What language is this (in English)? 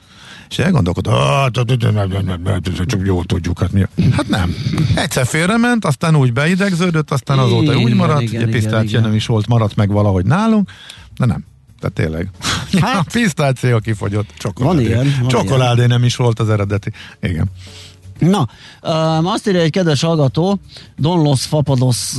Hungarian